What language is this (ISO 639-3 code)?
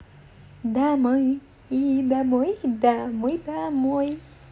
rus